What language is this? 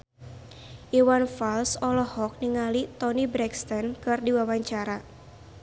Sundanese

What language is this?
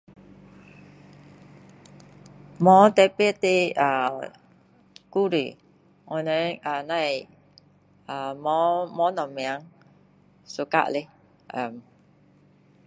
Min Dong Chinese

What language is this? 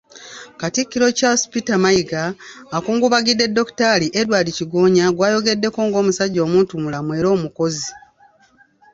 Ganda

